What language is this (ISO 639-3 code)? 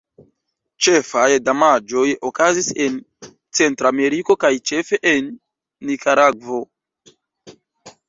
epo